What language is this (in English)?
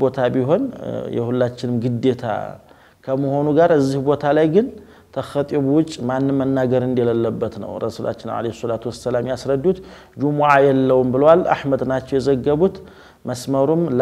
Arabic